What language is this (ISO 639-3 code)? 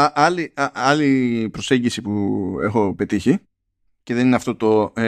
ell